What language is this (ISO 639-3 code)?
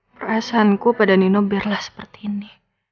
ind